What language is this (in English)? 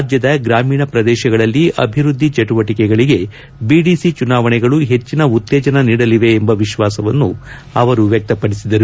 Kannada